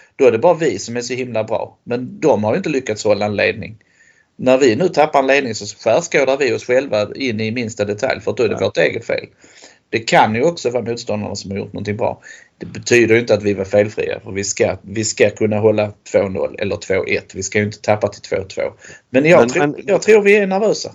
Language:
Swedish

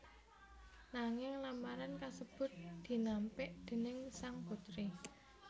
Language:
Javanese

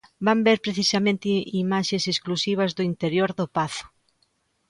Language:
Galician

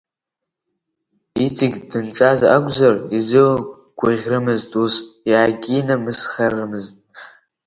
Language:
Abkhazian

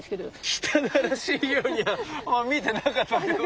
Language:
Japanese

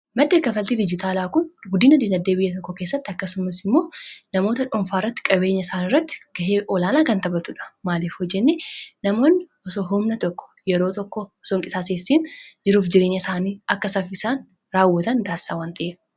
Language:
Oromo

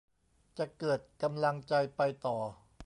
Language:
Thai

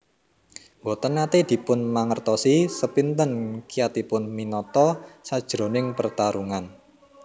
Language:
Javanese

